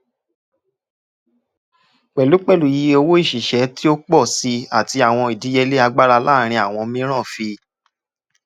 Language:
Yoruba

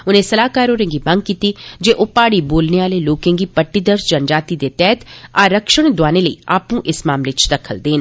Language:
Dogri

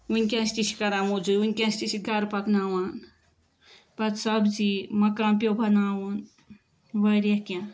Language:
Kashmiri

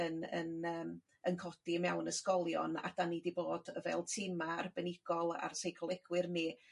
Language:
Welsh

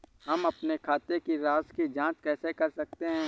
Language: Hindi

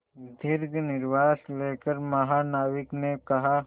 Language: Hindi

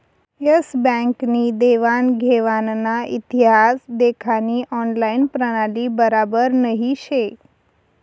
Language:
Marathi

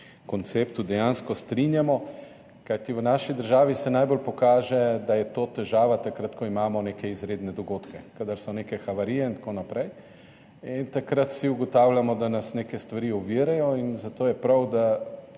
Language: Slovenian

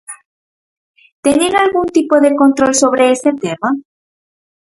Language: Galician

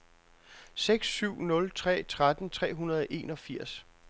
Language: Danish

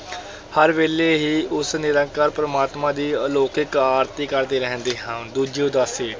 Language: Punjabi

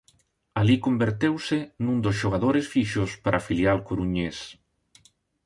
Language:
Galician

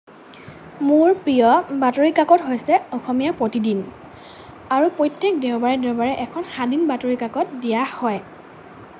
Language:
Assamese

